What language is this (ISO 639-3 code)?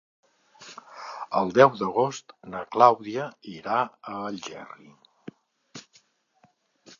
cat